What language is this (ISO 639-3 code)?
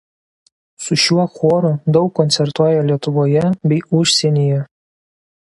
lit